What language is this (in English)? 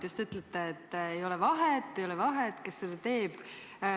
Estonian